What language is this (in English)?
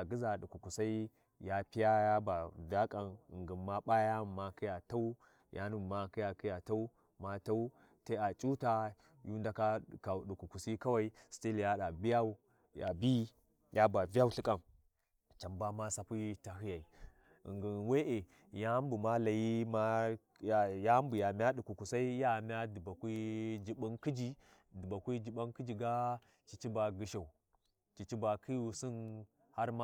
Warji